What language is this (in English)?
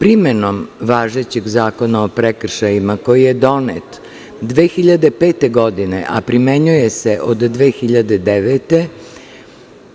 Serbian